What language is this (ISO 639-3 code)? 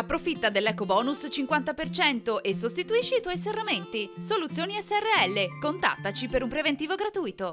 ita